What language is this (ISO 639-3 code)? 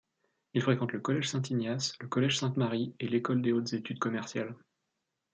fra